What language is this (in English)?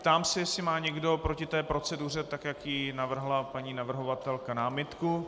Czech